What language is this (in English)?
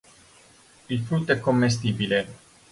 Italian